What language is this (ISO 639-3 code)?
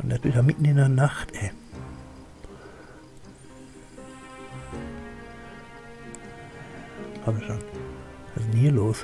deu